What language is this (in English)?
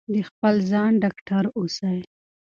Pashto